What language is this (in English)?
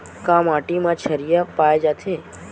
Chhattisgarhi